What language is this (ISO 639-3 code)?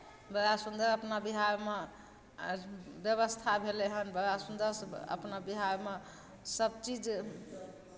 mai